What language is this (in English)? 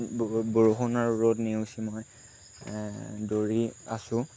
Assamese